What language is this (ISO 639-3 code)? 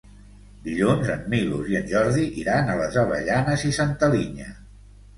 cat